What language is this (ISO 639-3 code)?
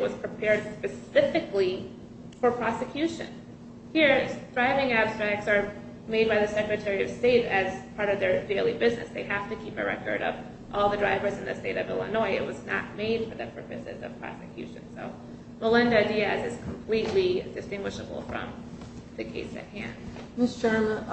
eng